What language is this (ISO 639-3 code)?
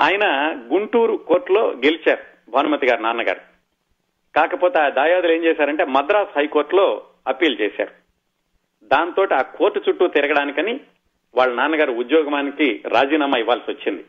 tel